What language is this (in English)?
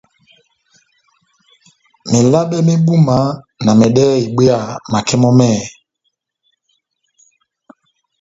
Batanga